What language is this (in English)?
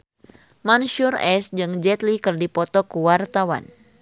Sundanese